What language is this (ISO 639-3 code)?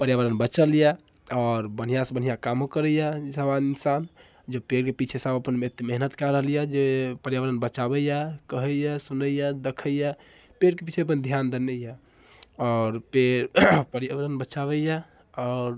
mai